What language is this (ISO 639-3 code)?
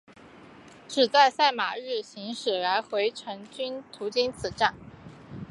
zho